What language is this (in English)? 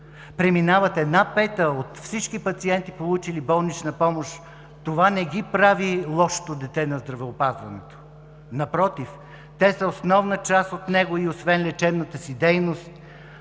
Bulgarian